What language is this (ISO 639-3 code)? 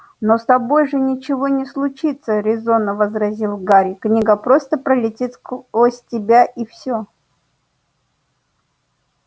rus